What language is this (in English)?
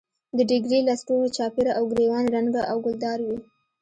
Pashto